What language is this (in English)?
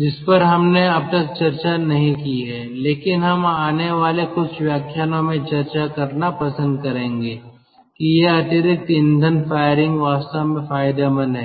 Hindi